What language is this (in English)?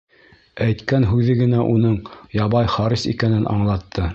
Bashkir